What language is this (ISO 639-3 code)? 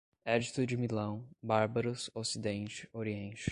por